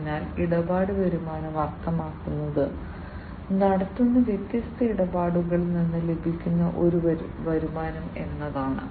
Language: Malayalam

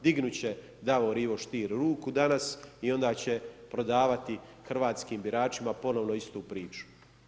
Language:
Croatian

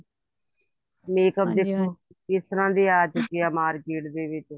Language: Punjabi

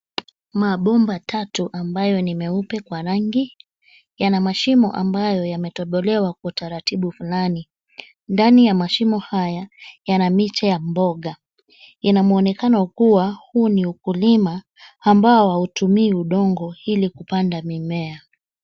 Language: Swahili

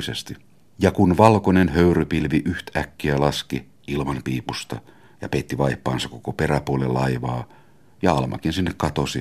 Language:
Finnish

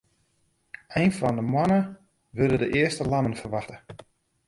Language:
Western Frisian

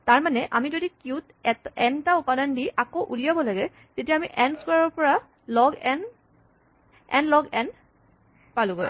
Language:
Assamese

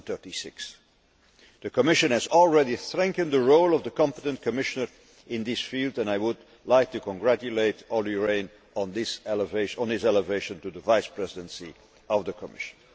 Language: English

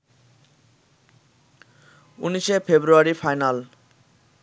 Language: Bangla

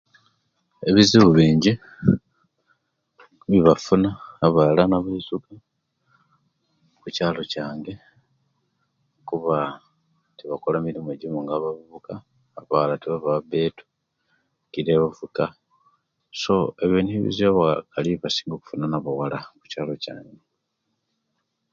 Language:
Kenyi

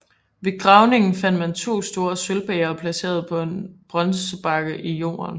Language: Danish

